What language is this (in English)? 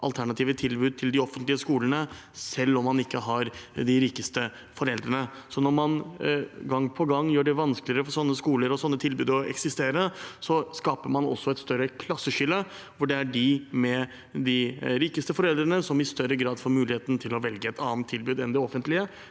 Norwegian